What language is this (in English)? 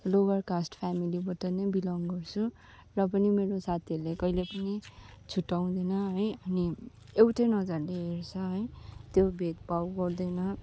Nepali